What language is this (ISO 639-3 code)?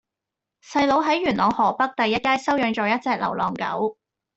yue